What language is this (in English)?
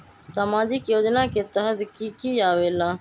Magahi